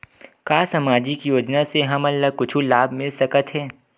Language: Chhattisgarhi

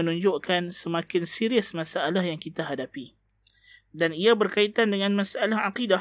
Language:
Malay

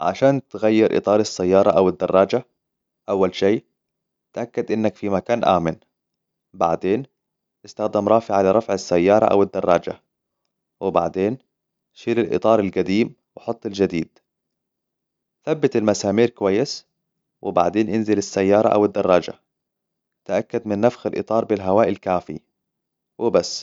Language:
Hijazi Arabic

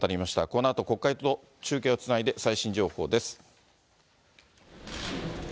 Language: Japanese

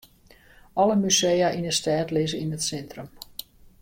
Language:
Western Frisian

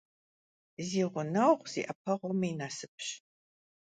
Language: Kabardian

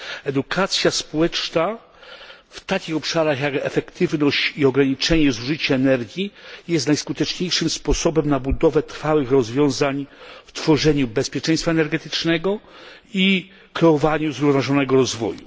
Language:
Polish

